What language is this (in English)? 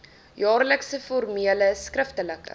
Afrikaans